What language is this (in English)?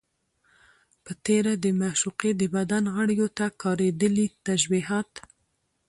Pashto